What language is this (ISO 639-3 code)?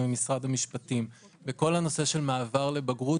heb